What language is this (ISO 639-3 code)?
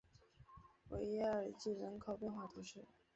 zho